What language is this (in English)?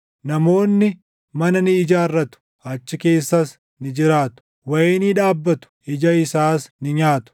Oromo